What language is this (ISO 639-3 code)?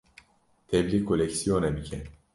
kur